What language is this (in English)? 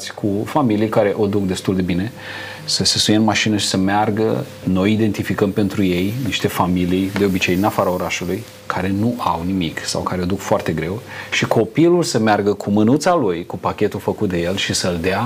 Romanian